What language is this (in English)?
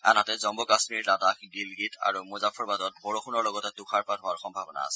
Assamese